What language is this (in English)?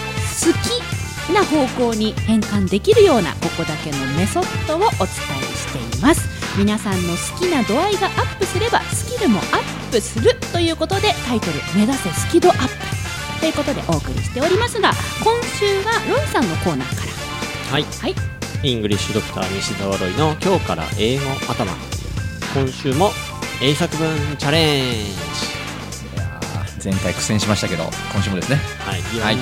Japanese